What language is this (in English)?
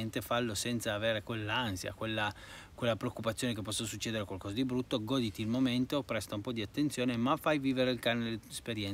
Italian